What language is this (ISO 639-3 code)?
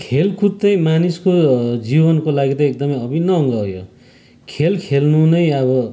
nep